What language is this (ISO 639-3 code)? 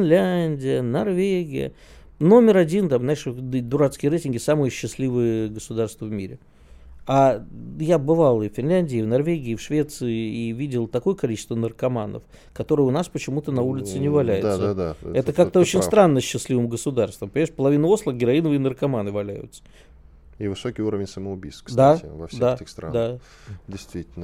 rus